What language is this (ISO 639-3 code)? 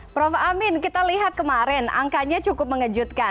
ind